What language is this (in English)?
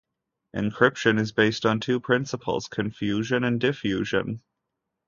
English